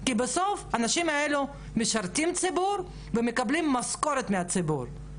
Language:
Hebrew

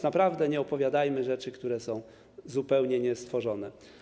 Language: Polish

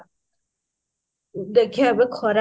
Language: Odia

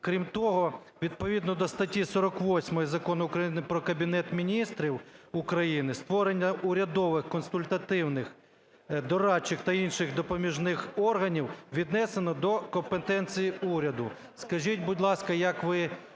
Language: Ukrainian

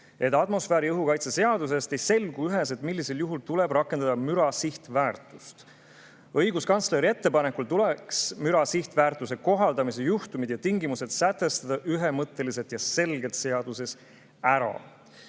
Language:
Estonian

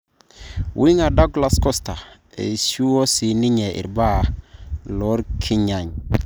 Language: Masai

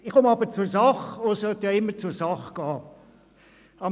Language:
Swiss German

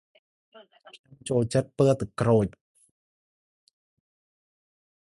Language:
Khmer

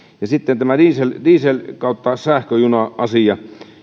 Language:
Finnish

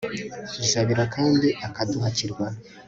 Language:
Kinyarwanda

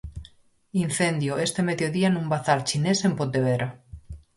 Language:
Galician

